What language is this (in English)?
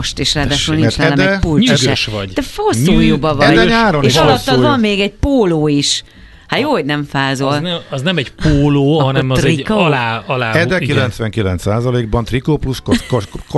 Hungarian